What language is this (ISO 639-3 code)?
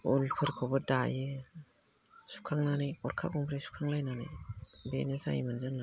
brx